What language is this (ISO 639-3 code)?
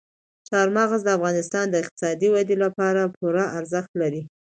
pus